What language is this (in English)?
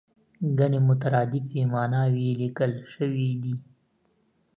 Pashto